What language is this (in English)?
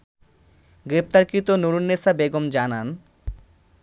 Bangla